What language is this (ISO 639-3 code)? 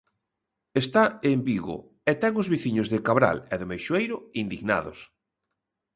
glg